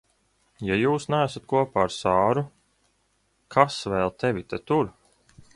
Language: Latvian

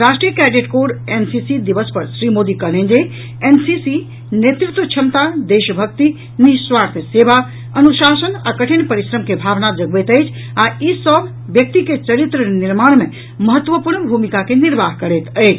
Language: Maithili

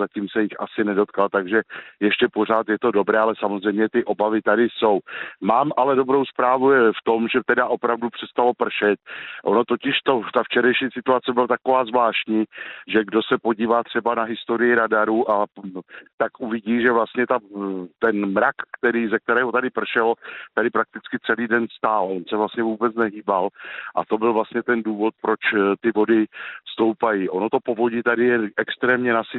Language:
Czech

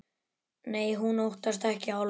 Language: Icelandic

